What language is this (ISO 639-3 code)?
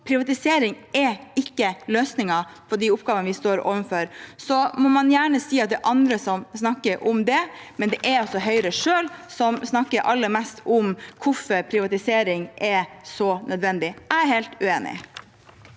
nor